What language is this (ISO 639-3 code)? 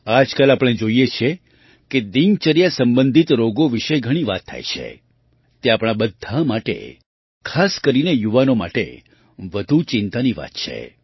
guj